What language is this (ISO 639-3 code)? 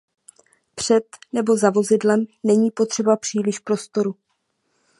ces